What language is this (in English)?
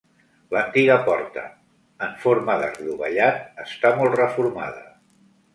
Catalan